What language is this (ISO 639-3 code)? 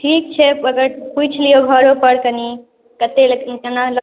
mai